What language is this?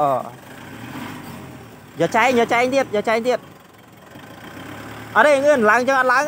Thai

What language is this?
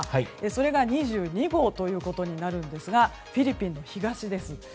Japanese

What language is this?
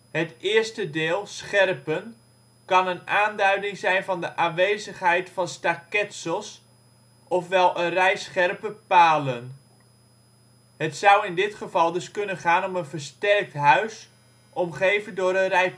Dutch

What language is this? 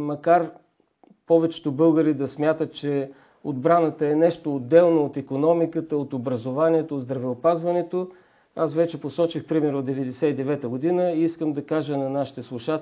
Bulgarian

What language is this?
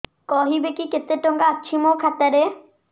Odia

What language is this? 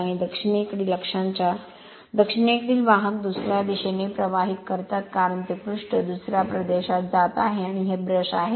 Marathi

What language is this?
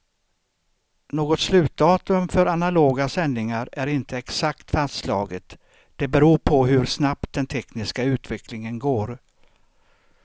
Swedish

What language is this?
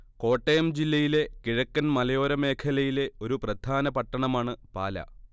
Malayalam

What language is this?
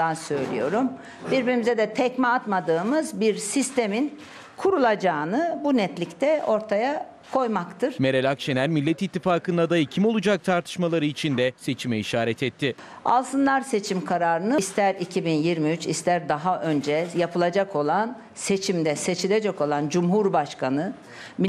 Turkish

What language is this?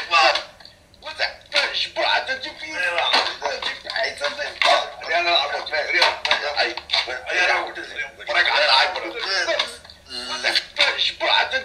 Arabic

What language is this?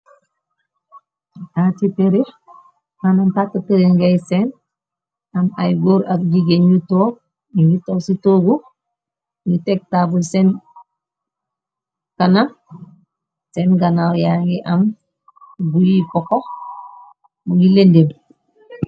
Wolof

